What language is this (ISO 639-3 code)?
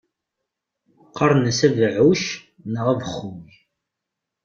kab